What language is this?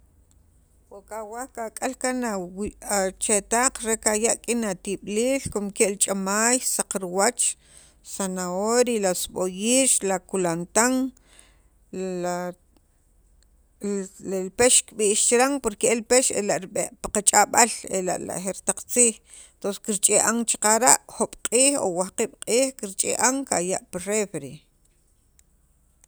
Sacapulteco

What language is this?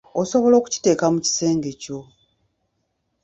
Ganda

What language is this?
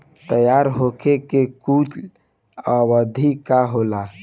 Bhojpuri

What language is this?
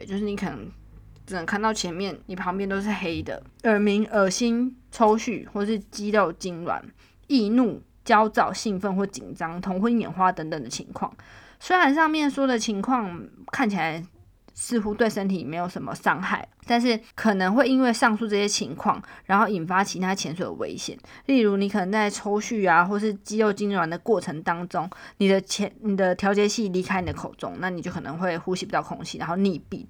Chinese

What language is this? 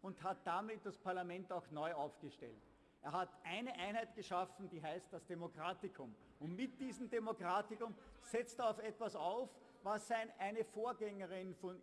German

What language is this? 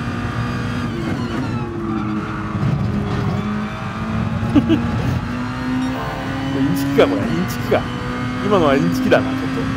Japanese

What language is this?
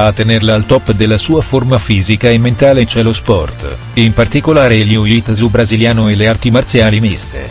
Italian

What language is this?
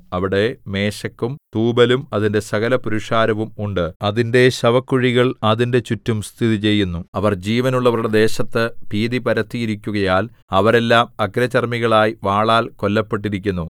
Malayalam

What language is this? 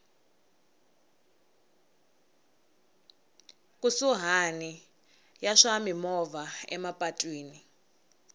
Tsonga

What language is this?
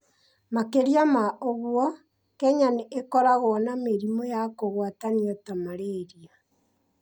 Kikuyu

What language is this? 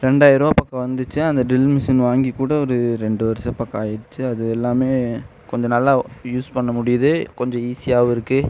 Tamil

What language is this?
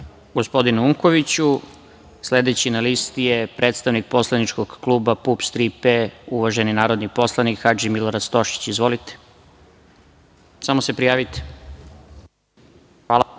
Serbian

